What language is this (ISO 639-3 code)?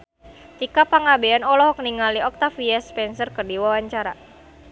sun